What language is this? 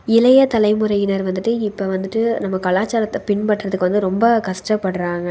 Tamil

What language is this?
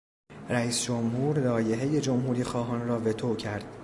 Persian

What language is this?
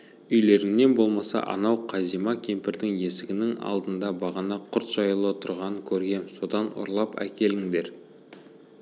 Kazakh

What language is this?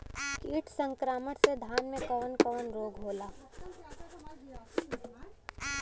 Bhojpuri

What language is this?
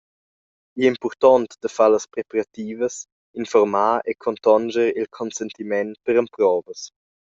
Romansh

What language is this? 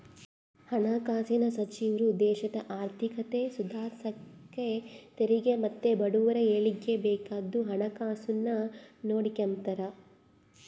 Kannada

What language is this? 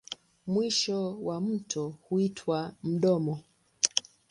Swahili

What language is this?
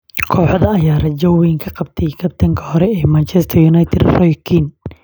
Somali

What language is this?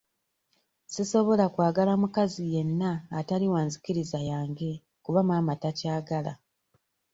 Ganda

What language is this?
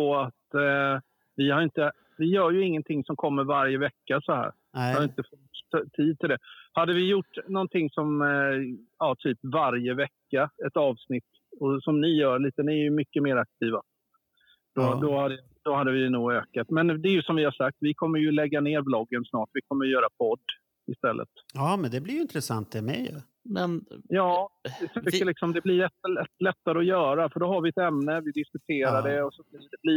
Swedish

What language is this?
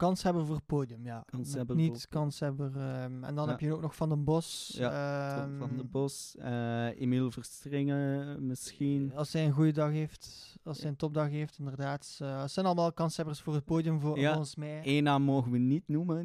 Dutch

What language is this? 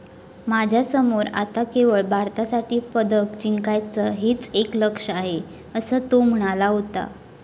Marathi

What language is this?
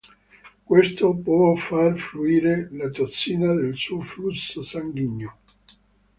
Italian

